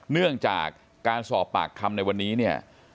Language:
Thai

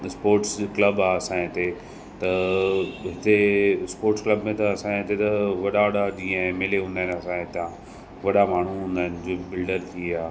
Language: Sindhi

